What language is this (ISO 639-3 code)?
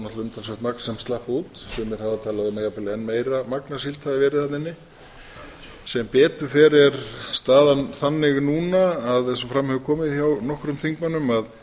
isl